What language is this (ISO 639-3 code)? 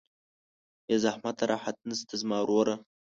pus